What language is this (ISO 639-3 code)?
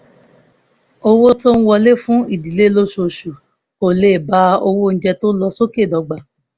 yor